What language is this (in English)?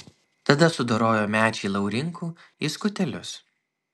Lithuanian